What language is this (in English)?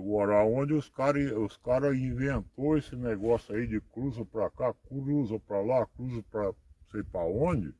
Portuguese